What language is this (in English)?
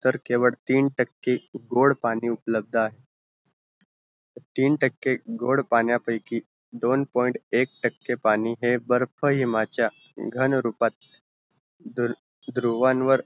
Marathi